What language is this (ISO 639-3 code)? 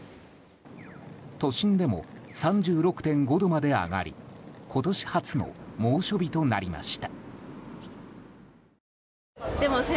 jpn